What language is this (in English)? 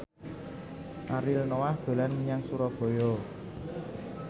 Javanese